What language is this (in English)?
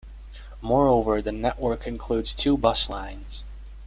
English